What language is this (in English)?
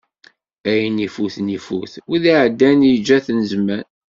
Kabyle